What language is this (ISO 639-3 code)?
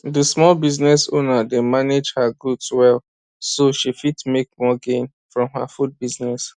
pcm